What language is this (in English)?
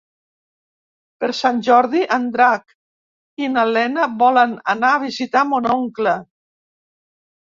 Catalan